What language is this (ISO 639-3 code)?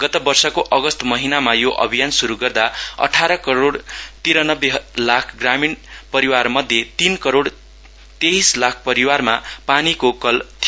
nep